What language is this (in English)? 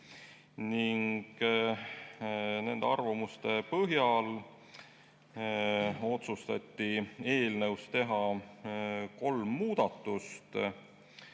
Estonian